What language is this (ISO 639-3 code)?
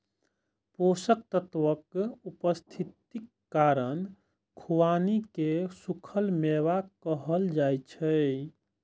mai